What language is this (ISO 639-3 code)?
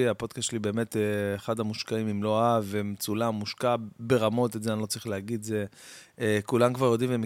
heb